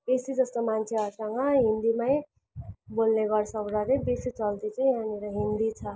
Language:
Nepali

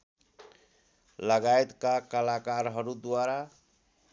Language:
Nepali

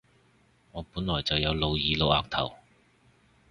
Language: Cantonese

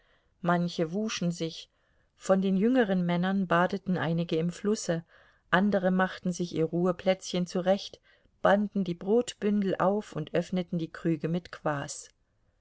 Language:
German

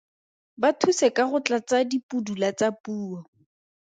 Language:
Tswana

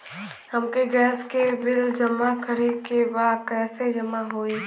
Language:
Bhojpuri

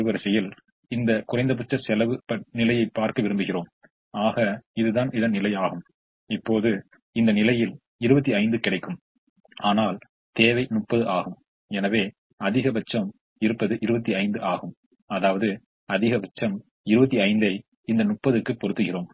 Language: Tamil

